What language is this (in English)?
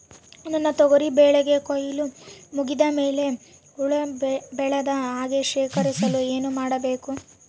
Kannada